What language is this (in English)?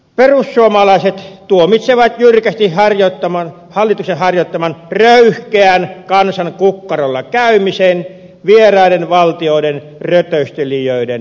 Finnish